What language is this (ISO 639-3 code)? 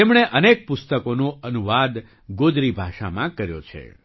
guj